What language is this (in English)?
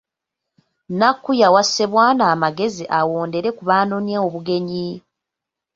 Ganda